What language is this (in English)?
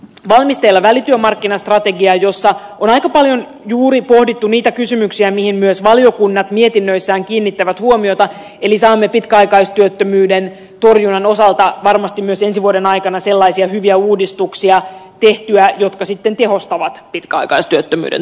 Finnish